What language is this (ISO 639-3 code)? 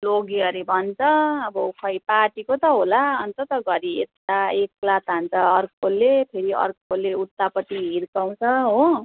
nep